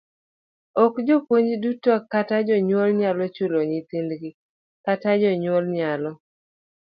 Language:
Luo (Kenya and Tanzania)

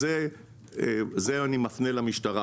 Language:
Hebrew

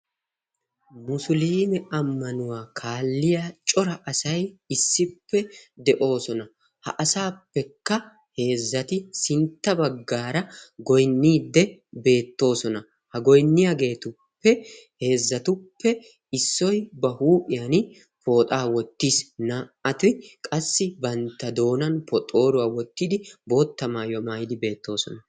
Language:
Wolaytta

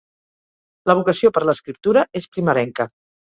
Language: Catalan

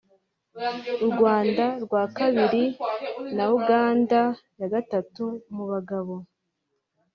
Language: Kinyarwanda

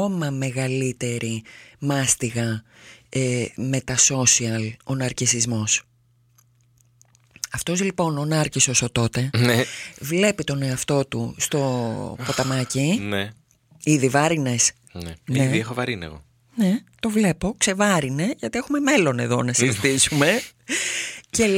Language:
Greek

